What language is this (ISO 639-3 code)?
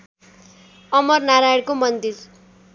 nep